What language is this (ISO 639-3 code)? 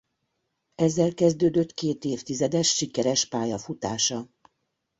hun